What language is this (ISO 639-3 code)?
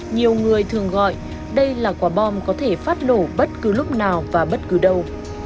vie